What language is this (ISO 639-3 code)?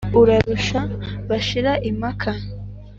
kin